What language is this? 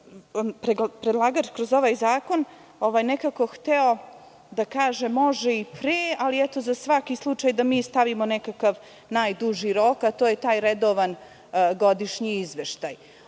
Serbian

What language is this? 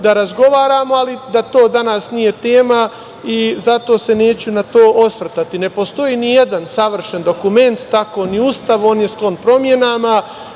Serbian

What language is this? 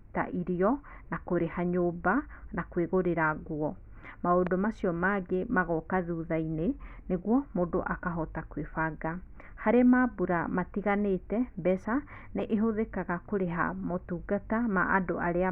Kikuyu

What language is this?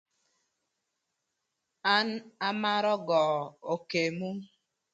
Thur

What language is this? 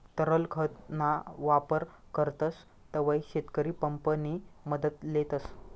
Marathi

